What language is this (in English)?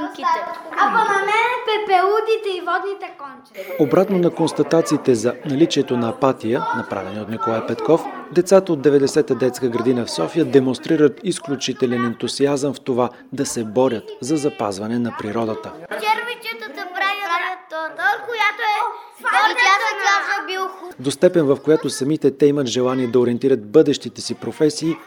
Bulgarian